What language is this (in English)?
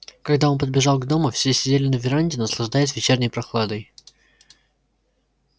Russian